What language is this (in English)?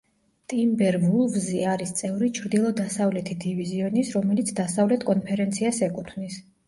Georgian